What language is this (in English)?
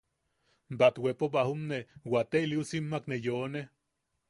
Yaqui